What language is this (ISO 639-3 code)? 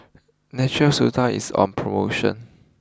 eng